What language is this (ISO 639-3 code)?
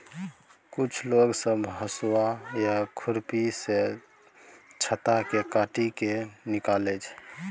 mai